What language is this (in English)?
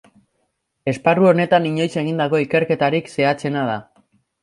Basque